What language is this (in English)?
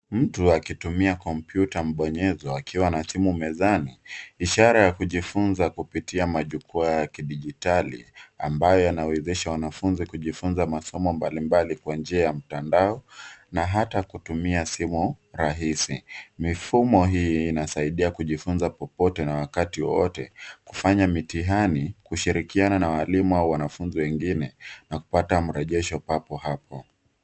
Swahili